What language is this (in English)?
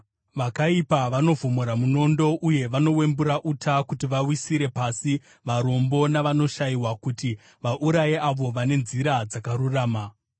Shona